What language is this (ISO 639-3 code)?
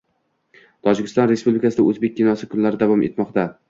uzb